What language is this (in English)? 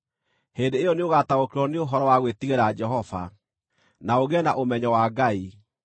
Kikuyu